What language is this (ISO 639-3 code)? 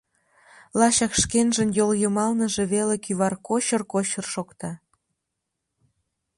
chm